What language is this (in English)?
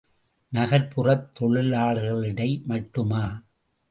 Tamil